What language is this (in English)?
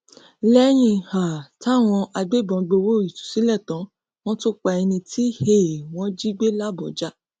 Yoruba